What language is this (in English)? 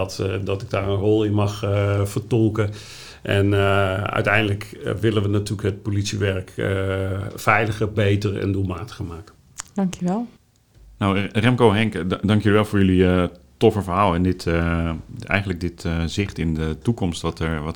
Dutch